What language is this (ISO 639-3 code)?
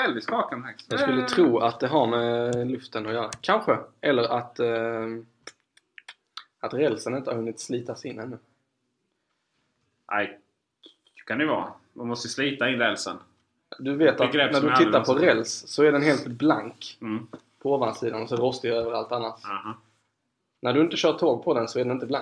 swe